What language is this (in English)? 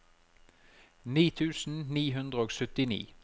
Norwegian